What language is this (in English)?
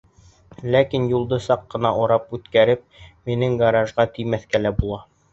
Bashkir